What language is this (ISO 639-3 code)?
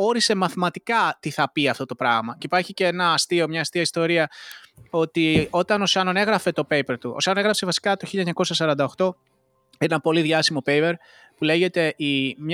ell